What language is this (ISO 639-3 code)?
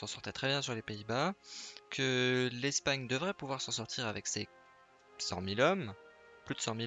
fra